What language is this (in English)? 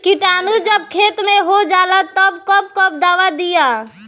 Bhojpuri